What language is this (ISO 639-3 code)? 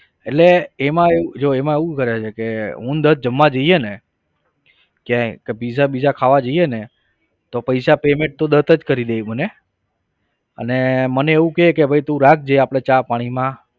guj